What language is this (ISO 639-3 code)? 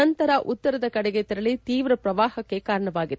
kan